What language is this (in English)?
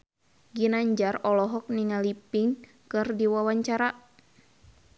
Sundanese